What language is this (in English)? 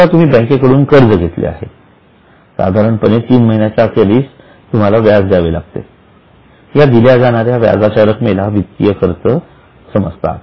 Marathi